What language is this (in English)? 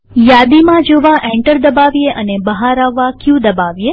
Gujarati